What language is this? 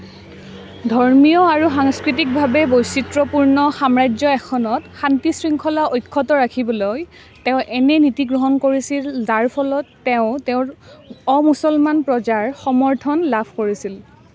Assamese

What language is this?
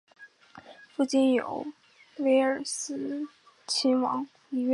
Chinese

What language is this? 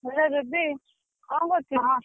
Odia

